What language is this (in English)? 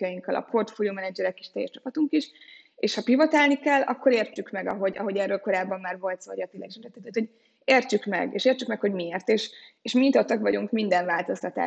Hungarian